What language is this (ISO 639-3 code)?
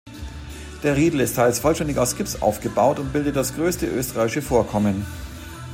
deu